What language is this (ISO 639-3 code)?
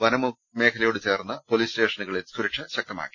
mal